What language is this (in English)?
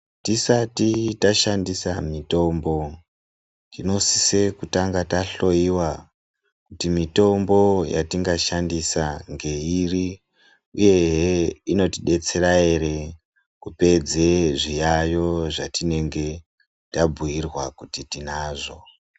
Ndau